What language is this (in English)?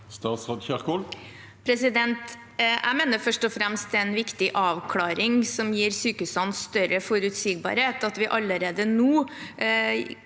Norwegian